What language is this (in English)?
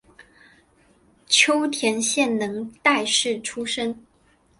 Chinese